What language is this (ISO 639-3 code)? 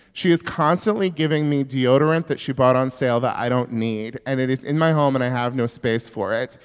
eng